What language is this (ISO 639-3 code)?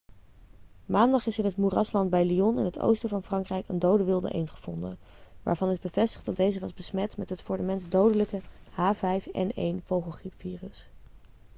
nld